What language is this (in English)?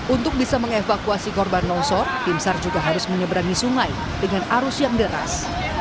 Indonesian